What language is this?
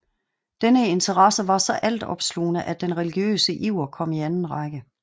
Danish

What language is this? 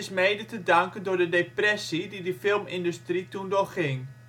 Dutch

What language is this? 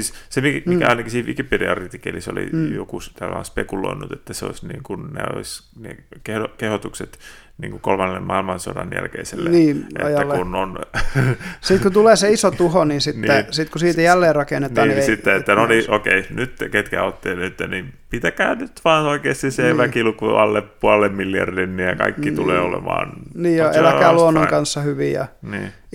Finnish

